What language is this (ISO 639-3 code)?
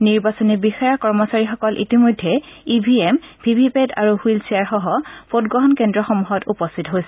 asm